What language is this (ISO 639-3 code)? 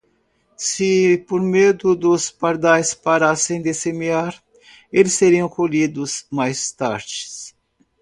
por